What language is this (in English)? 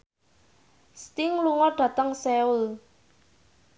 Javanese